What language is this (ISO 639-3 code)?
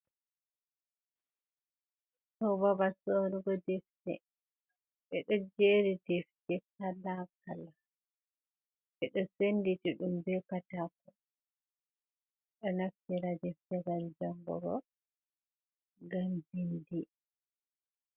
ful